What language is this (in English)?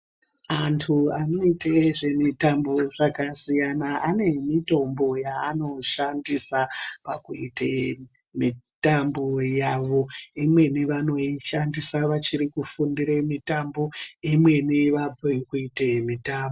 Ndau